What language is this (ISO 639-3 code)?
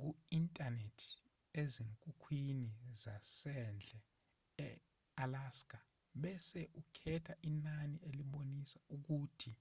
zul